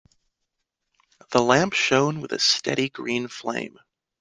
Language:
English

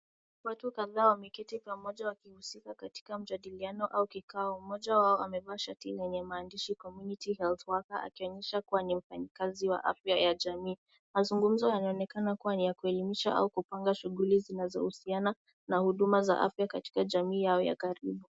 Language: Swahili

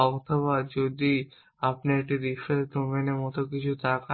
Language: Bangla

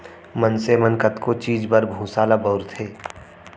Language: Chhattisgarhi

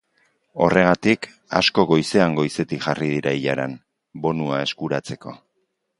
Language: Basque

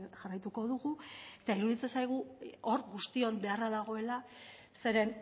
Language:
Basque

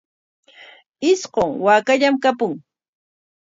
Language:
Corongo Ancash Quechua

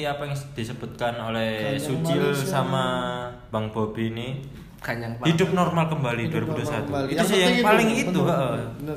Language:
Indonesian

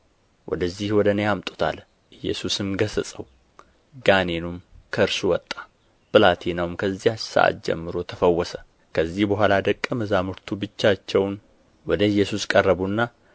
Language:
Amharic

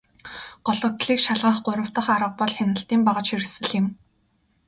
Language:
Mongolian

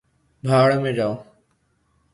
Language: Urdu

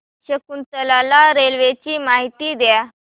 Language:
Marathi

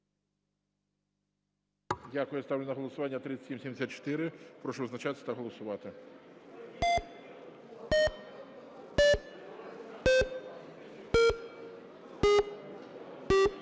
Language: Ukrainian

